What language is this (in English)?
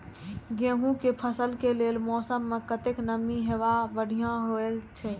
Maithili